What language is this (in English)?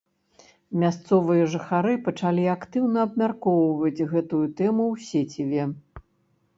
Belarusian